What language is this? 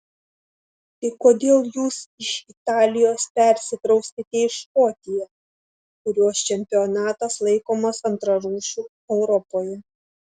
Lithuanian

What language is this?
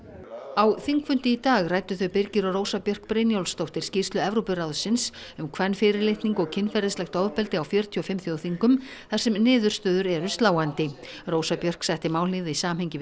Icelandic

